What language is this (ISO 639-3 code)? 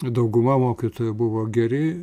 lit